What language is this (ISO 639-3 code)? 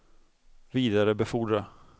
swe